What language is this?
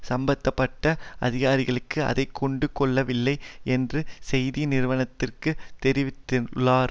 Tamil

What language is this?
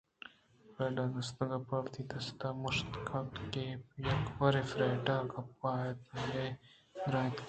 Eastern Balochi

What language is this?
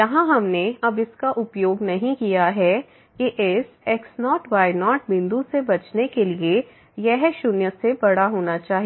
Hindi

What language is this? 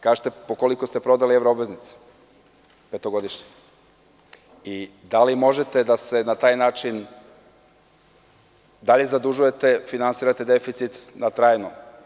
Serbian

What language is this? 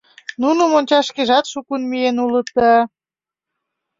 Mari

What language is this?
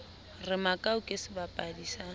Southern Sotho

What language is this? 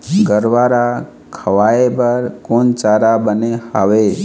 Chhattisgarhi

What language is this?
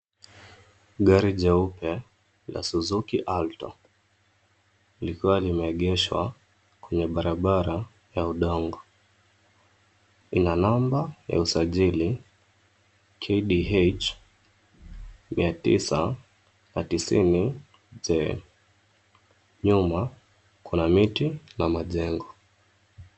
Swahili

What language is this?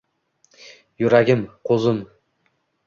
Uzbek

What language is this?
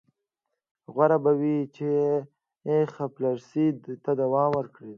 Pashto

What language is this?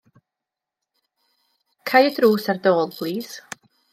Welsh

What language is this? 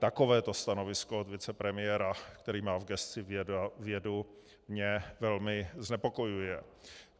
Czech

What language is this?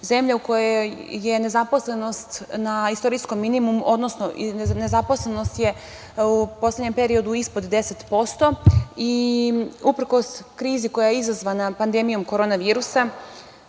Serbian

